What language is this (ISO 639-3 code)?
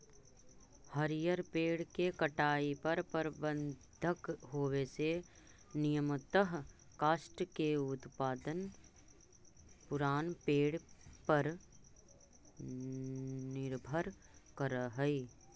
mag